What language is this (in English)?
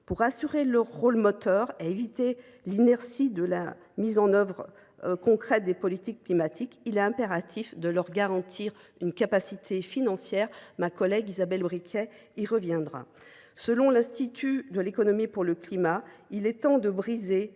French